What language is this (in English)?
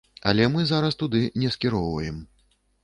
Belarusian